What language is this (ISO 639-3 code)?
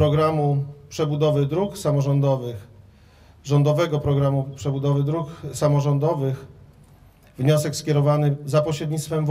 pol